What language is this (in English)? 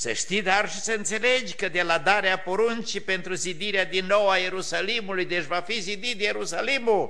Romanian